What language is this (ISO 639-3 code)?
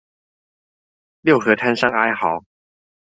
zho